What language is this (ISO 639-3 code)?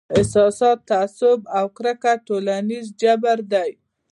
pus